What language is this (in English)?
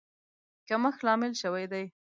Pashto